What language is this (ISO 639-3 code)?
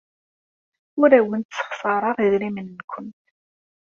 kab